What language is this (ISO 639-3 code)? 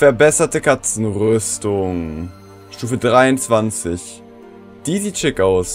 deu